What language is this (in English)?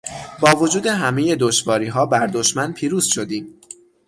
Persian